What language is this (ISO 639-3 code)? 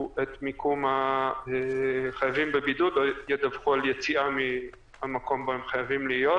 heb